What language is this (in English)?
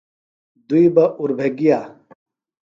Phalura